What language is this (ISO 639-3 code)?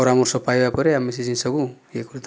ori